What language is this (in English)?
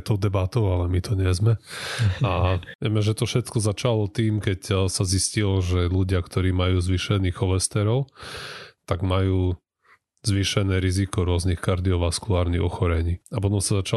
Slovak